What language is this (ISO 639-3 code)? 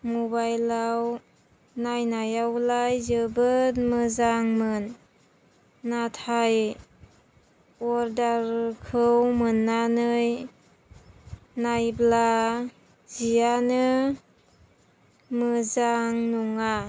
brx